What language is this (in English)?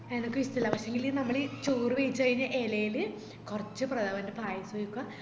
Malayalam